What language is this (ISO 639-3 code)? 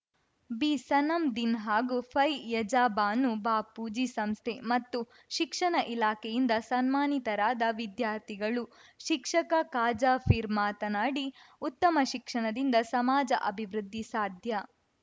kan